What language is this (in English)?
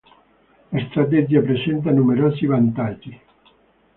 Italian